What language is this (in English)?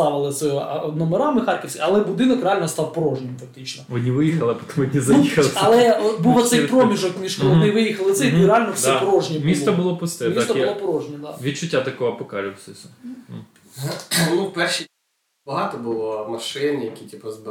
Ukrainian